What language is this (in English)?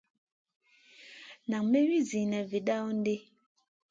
Masana